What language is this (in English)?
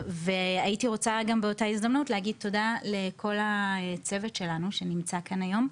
Hebrew